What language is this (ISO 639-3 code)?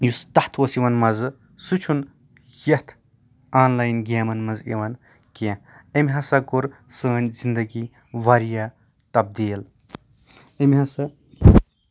kas